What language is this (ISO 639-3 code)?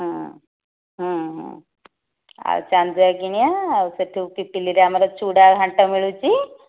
ori